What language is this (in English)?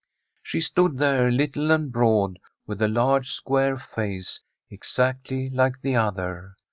English